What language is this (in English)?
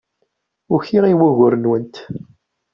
Kabyle